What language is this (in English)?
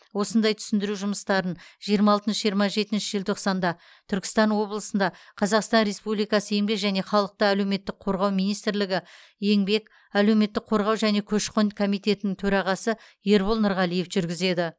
Kazakh